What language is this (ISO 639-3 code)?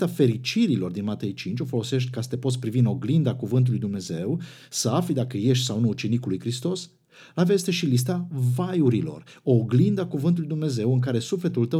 ron